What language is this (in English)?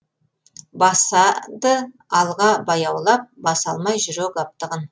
Kazakh